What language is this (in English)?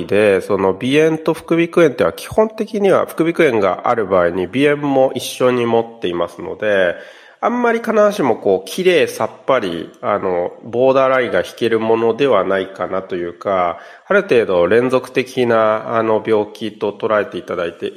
Japanese